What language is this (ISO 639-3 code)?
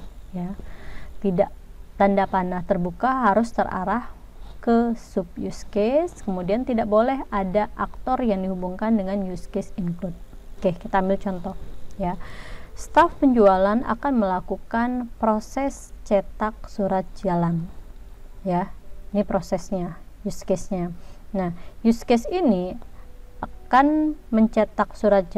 ind